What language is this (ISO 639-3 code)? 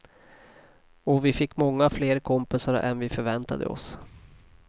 swe